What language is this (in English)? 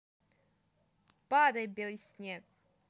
Russian